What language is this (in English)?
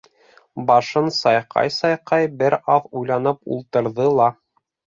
Bashkir